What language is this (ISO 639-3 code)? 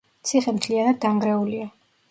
kat